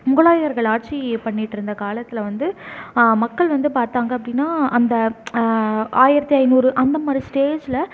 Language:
Tamil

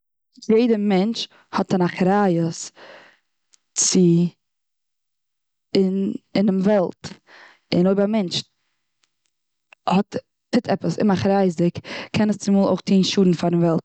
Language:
Yiddish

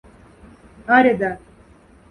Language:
Moksha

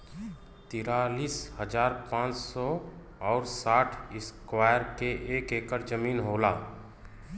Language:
Bhojpuri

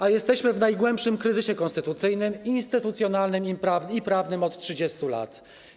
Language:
Polish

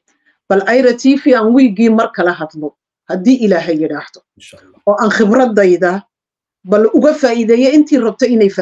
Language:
Arabic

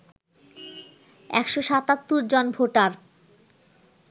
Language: Bangla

